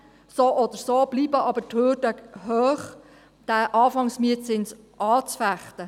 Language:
Swiss German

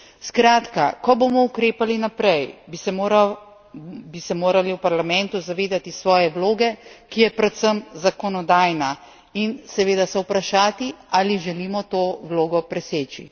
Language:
Slovenian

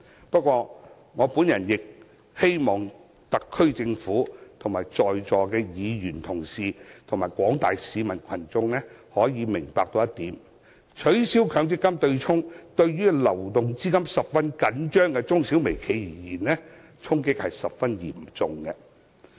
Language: Cantonese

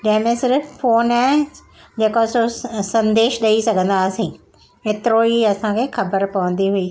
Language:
Sindhi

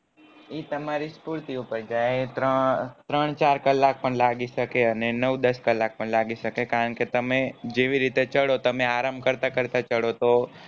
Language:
Gujarati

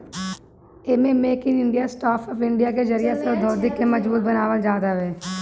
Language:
Bhojpuri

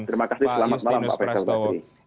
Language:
Indonesian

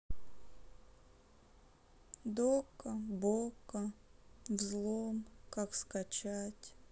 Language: Russian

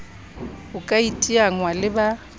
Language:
Southern Sotho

